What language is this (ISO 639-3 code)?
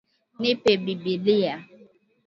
swa